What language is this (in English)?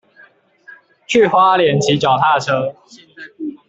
Chinese